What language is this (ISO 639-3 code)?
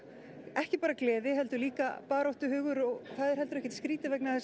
isl